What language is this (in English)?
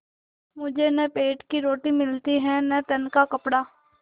Hindi